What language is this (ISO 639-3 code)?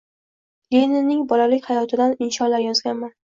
uzb